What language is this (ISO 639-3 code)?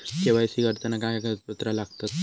mar